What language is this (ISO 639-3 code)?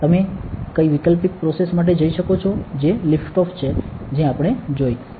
guj